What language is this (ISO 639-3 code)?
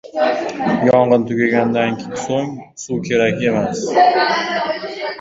uzb